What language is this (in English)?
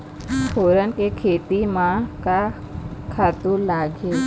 Chhattisgarhi